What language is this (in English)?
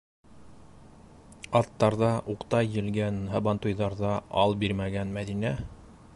Bashkir